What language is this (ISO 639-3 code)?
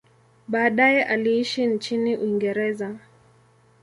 swa